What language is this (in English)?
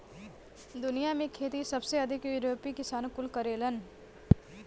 Bhojpuri